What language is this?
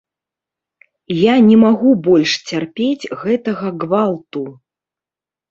Belarusian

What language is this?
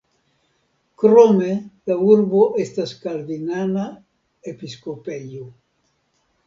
Esperanto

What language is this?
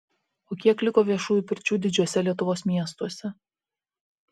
Lithuanian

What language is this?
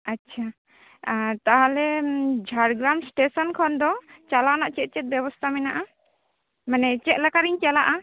Santali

